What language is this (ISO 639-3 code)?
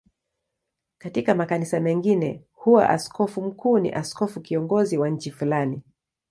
swa